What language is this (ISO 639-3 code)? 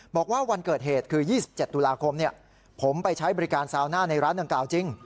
tha